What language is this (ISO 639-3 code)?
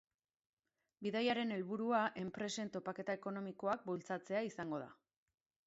eus